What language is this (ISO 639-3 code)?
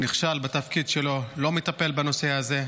heb